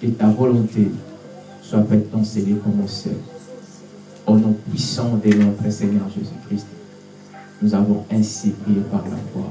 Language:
French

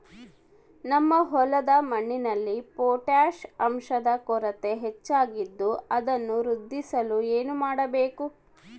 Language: Kannada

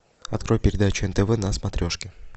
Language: Russian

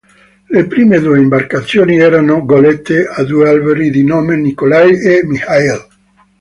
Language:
Italian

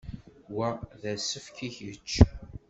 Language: Kabyle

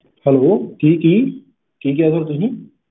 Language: Punjabi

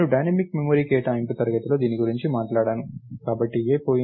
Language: Telugu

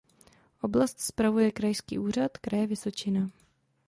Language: Czech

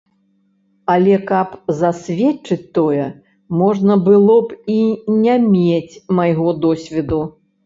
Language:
Belarusian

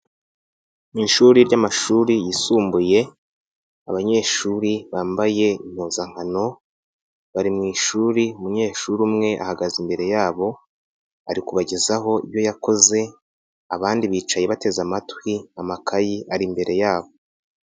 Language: Kinyarwanda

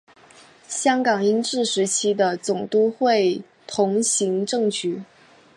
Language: Chinese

